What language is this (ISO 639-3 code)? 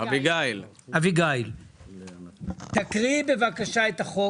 heb